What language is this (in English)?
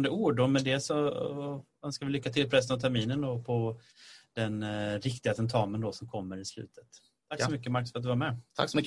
Swedish